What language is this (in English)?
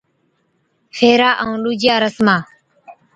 Od